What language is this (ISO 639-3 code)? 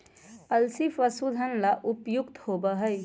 mag